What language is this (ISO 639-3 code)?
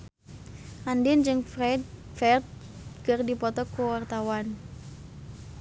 sun